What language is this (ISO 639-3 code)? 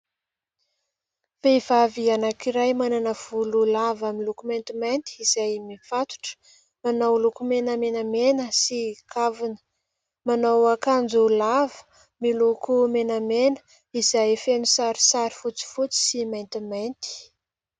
mlg